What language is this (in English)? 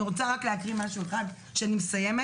Hebrew